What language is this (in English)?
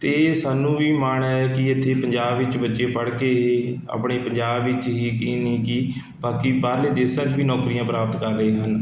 Punjabi